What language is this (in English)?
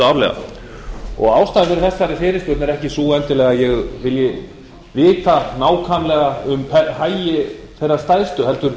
Icelandic